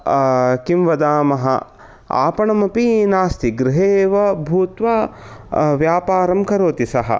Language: Sanskrit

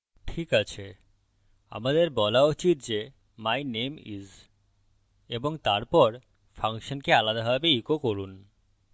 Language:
Bangla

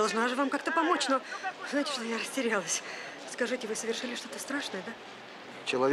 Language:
Russian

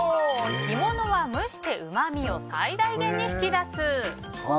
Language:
Japanese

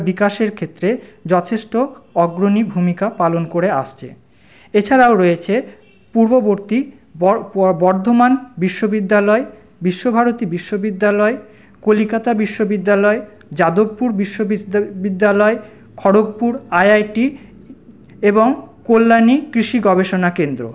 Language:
Bangla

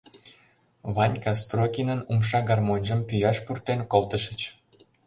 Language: Mari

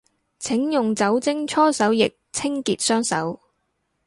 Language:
Cantonese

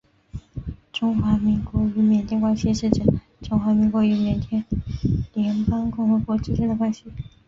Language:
Chinese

